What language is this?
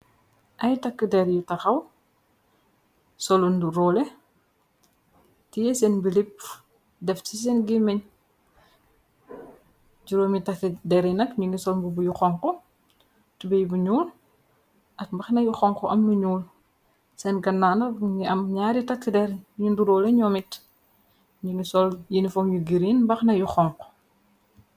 Wolof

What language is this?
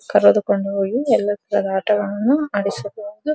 Kannada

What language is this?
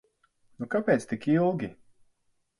Latvian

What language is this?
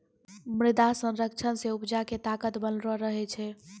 Maithili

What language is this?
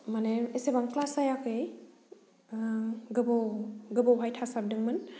Bodo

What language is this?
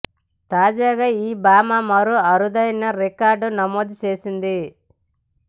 Telugu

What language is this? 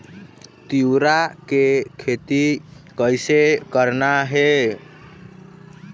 Chhattisgarhi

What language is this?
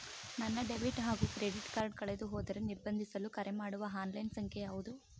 Kannada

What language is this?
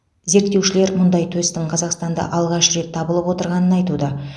Kazakh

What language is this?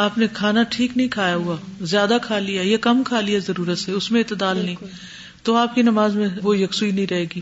Urdu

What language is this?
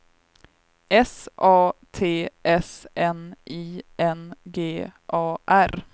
Swedish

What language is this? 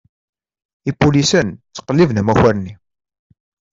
Kabyle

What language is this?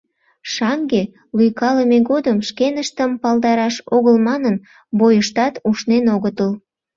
Mari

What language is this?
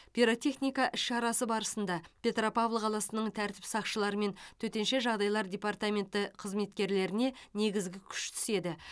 Kazakh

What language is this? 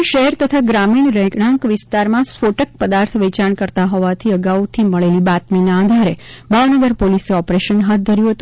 Gujarati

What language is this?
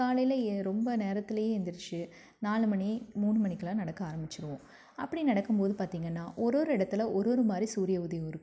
Tamil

